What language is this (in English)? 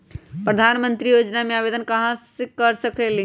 Magahi